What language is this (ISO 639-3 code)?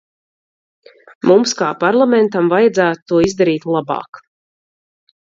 lav